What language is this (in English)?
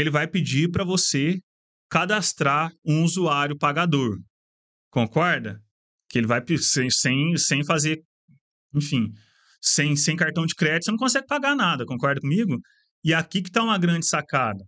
Portuguese